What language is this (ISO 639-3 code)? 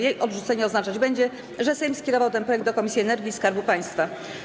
pol